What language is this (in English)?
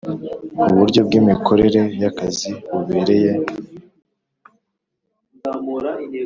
Kinyarwanda